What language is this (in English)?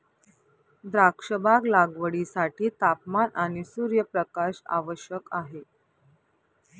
Marathi